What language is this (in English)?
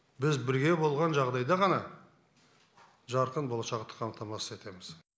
Kazakh